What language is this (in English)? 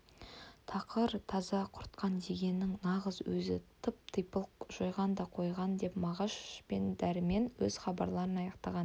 Kazakh